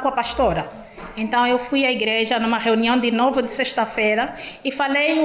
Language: Portuguese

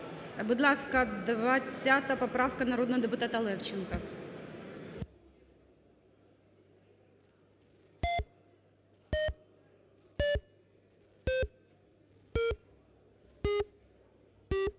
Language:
Ukrainian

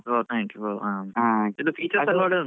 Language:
Kannada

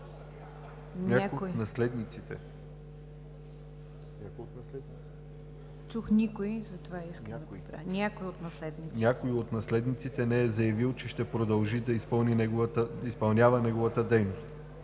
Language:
Bulgarian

